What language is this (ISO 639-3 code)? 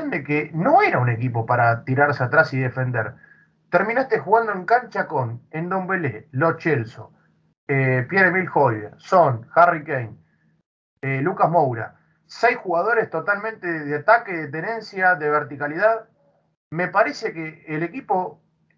spa